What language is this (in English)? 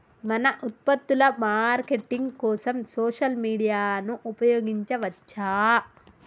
Telugu